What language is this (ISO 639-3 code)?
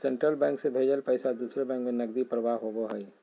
mag